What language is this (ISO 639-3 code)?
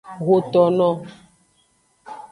ajg